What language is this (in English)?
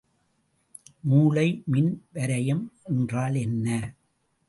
Tamil